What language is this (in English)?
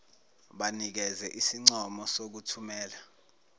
Zulu